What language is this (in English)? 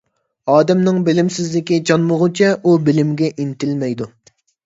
Uyghur